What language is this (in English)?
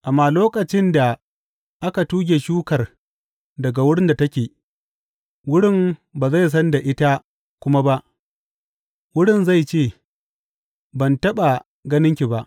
Hausa